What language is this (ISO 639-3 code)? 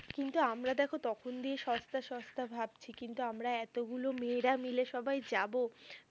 ben